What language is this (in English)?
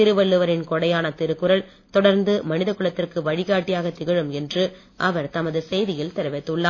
Tamil